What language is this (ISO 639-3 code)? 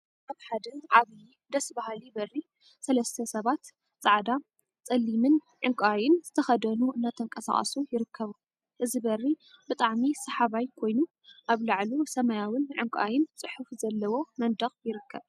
tir